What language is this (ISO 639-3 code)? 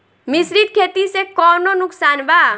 bho